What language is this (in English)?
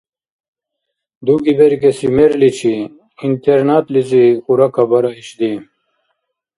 Dargwa